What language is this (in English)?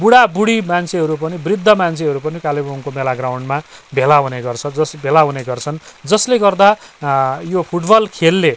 Nepali